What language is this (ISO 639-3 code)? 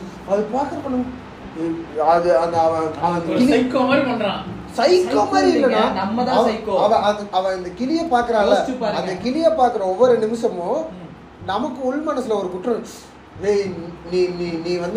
tam